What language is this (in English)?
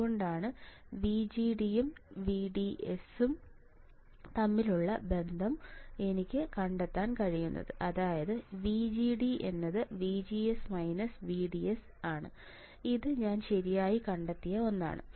Malayalam